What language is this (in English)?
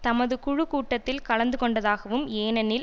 Tamil